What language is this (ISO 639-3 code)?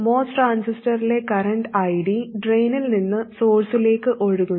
mal